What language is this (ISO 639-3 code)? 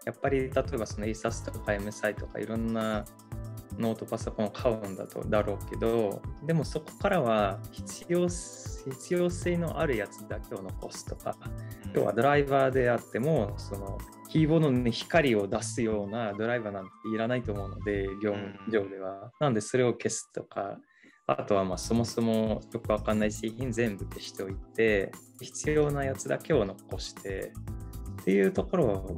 jpn